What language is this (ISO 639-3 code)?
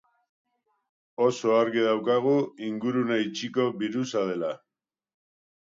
eus